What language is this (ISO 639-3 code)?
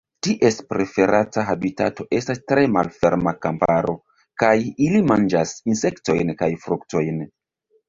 epo